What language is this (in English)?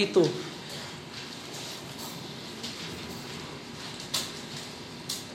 Filipino